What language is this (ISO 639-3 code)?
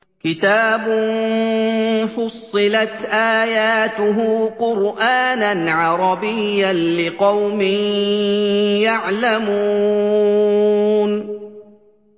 ara